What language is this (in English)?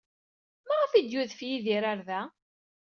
Kabyle